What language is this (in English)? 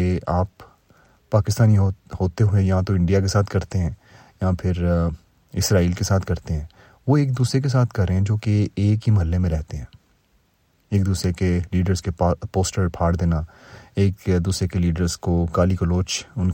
Urdu